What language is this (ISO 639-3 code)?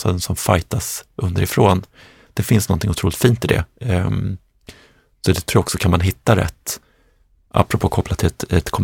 swe